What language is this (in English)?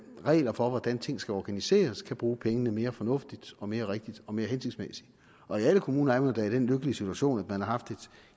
Danish